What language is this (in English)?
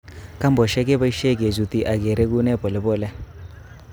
Kalenjin